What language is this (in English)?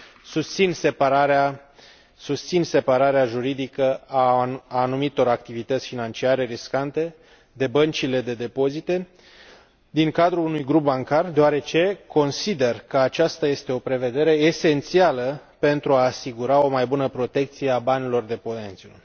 Romanian